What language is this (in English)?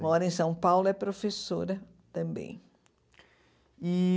Portuguese